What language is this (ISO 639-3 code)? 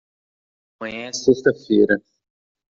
por